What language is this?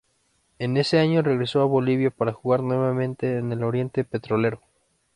Spanish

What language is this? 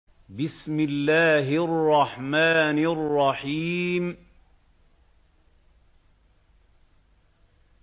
Arabic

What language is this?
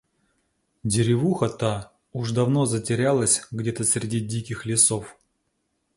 Russian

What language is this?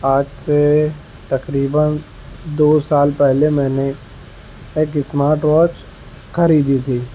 Urdu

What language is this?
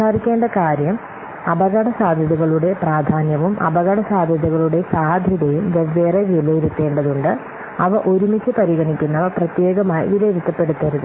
Malayalam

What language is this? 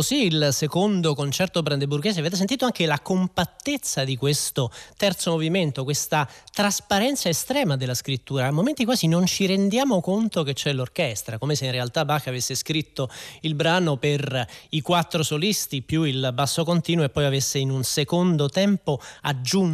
Italian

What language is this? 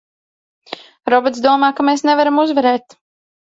Latvian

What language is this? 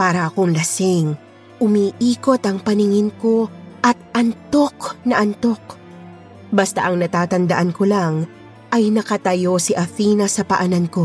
Filipino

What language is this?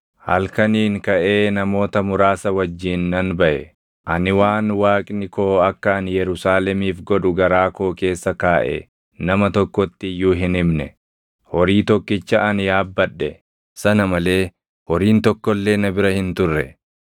Oromo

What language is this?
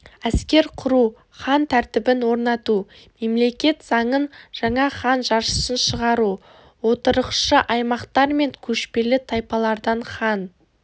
Kazakh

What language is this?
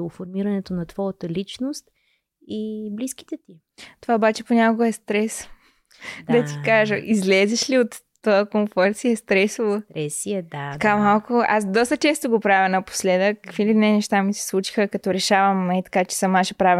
Bulgarian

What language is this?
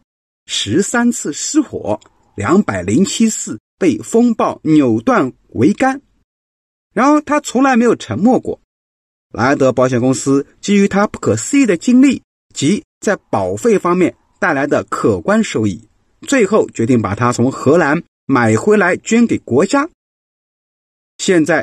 Chinese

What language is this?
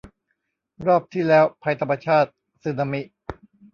Thai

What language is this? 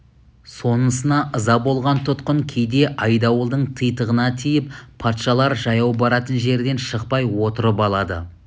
Kazakh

